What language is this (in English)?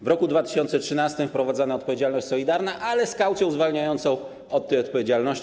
Polish